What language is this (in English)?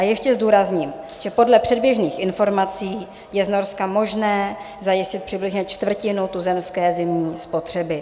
Czech